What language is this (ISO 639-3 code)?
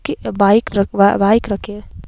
hin